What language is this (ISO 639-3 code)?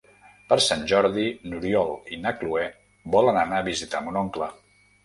cat